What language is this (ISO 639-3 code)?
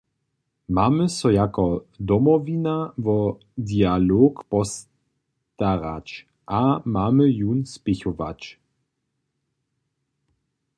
hsb